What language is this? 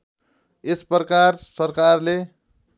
Nepali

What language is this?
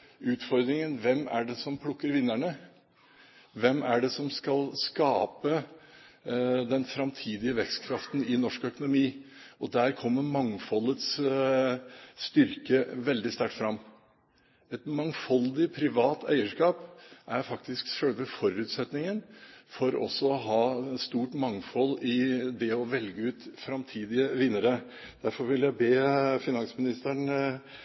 Norwegian Bokmål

